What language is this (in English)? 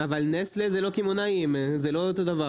Hebrew